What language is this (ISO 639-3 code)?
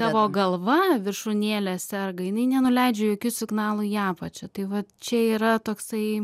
lit